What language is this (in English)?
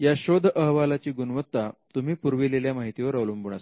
Marathi